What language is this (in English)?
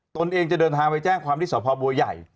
Thai